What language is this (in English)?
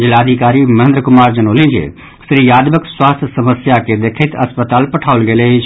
Maithili